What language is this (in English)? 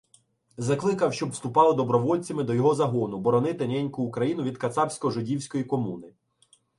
Ukrainian